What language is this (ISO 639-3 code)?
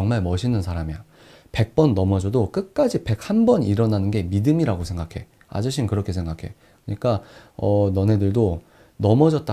kor